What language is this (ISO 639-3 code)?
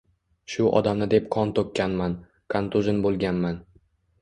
uzb